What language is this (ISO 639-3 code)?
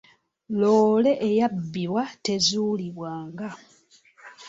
lug